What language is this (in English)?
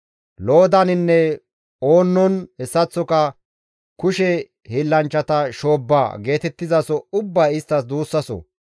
Gamo